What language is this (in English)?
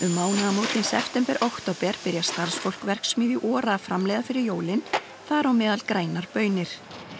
Icelandic